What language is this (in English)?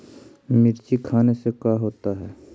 Magahi